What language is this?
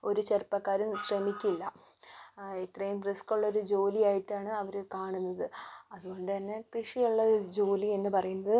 Malayalam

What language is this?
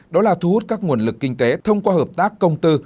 Vietnamese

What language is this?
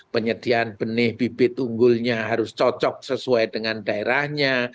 Indonesian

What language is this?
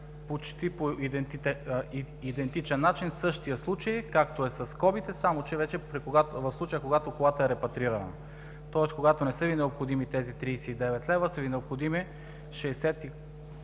Bulgarian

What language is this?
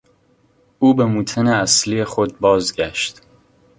Persian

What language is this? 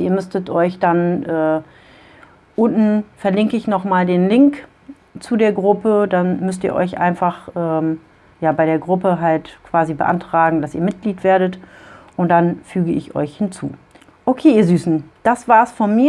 German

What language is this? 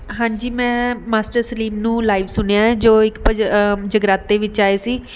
Punjabi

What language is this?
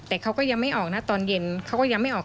Thai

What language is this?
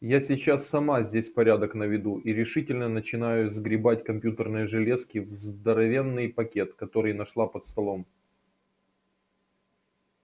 Russian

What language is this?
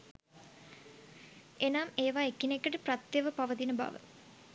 Sinhala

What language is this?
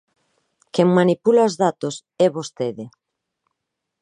Galician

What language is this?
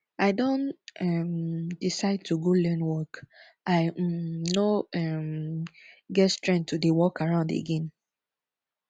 Nigerian Pidgin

